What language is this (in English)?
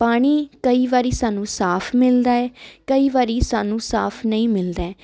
Punjabi